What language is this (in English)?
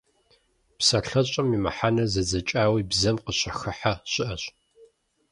Kabardian